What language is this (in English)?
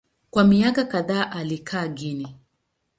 Swahili